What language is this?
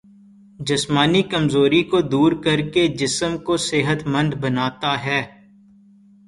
Urdu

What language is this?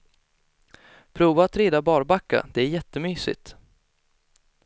Swedish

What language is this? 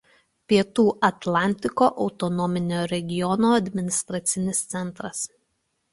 Lithuanian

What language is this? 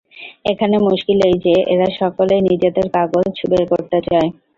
Bangla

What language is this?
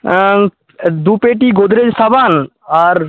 Bangla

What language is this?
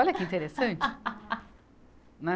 Portuguese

